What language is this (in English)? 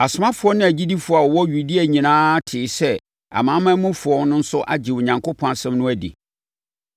Akan